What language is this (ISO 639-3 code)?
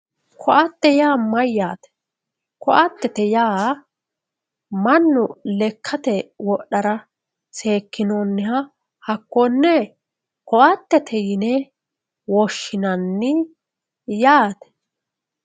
sid